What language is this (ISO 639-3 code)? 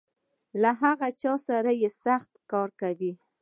pus